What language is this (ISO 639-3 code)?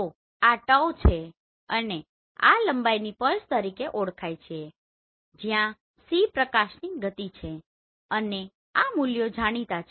guj